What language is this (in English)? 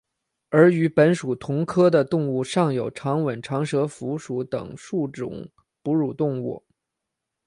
Chinese